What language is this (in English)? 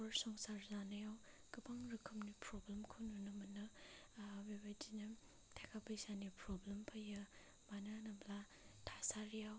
Bodo